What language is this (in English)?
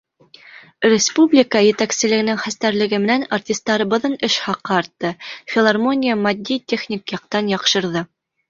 Bashkir